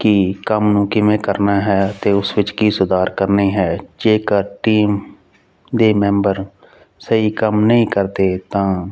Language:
Punjabi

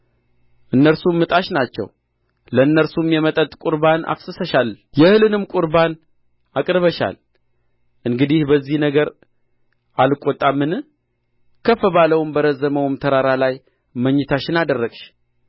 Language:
Amharic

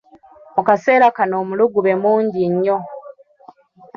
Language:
Ganda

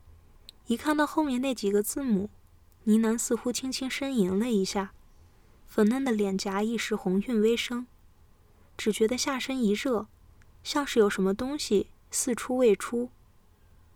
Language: Chinese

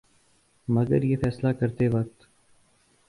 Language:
Urdu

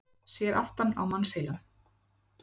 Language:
Icelandic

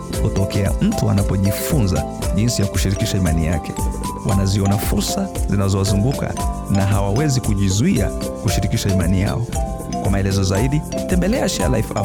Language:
Swahili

